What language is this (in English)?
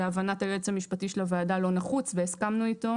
Hebrew